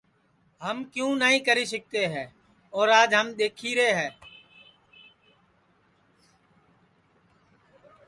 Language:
Sansi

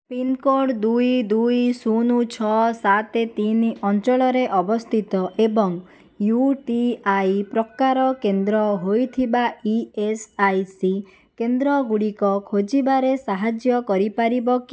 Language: Odia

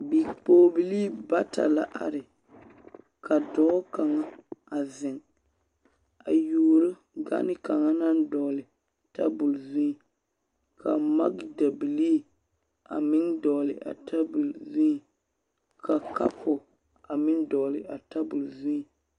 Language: Southern Dagaare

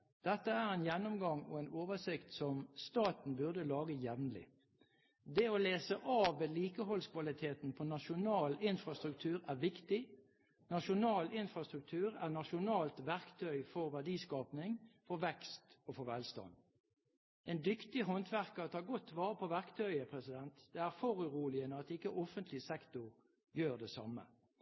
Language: Norwegian Bokmål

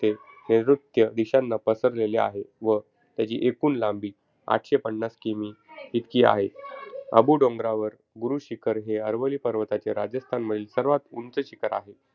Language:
Marathi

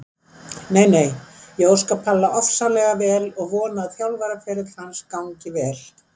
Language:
Icelandic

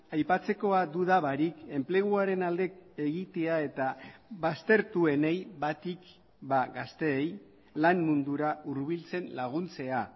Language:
Basque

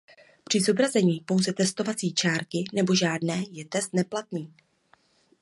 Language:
Czech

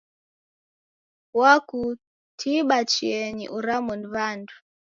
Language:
Taita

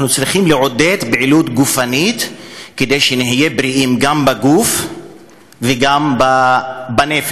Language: Hebrew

